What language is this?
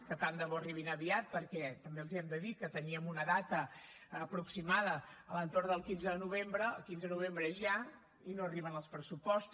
Catalan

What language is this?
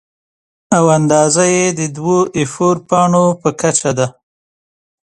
Pashto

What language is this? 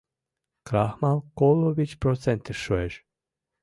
Mari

